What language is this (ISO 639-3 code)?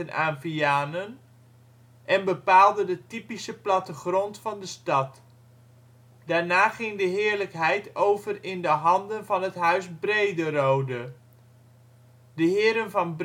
nld